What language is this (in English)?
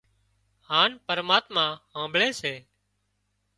Wadiyara Koli